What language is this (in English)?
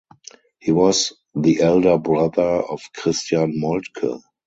English